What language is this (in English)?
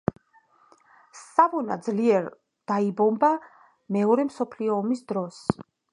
Georgian